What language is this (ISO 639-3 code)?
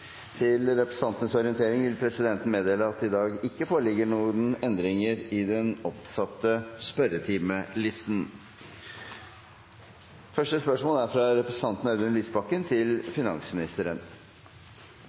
nob